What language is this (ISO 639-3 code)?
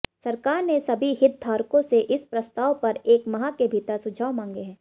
hin